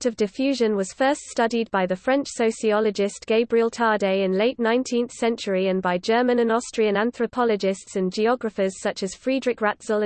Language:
English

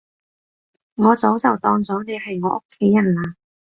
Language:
Cantonese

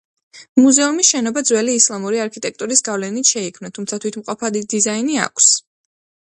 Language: Georgian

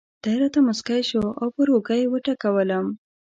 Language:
Pashto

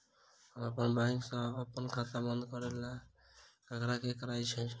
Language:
Maithili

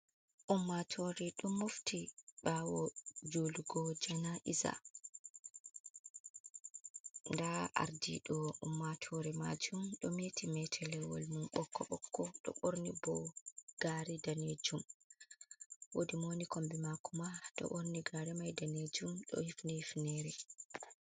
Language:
Fula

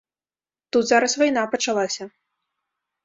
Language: Belarusian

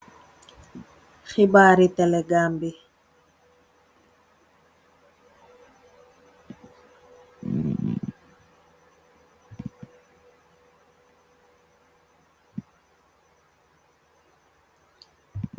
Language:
Wolof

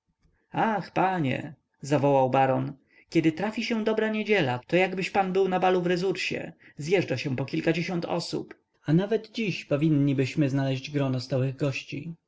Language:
Polish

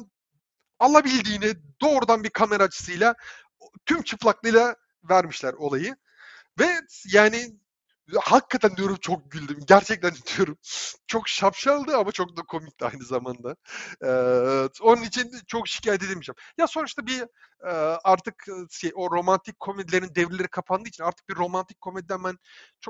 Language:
Turkish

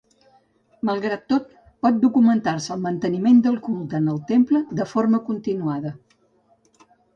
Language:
Catalan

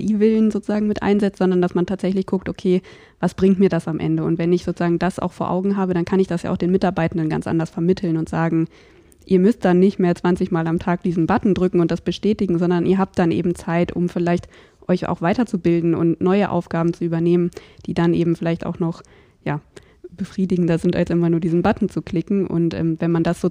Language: German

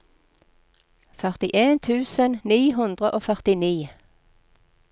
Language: Norwegian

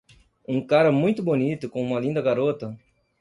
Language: Portuguese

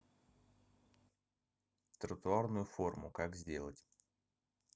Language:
Russian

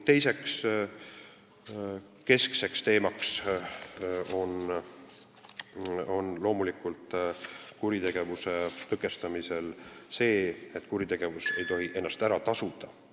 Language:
Estonian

